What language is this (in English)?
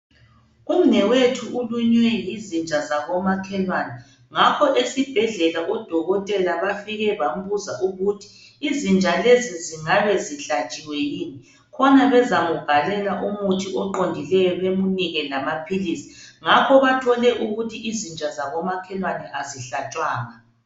North Ndebele